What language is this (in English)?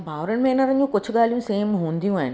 Sindhi